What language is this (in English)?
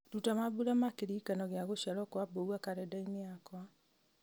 Kikuyu